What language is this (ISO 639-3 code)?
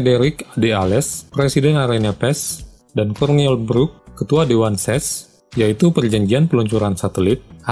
ind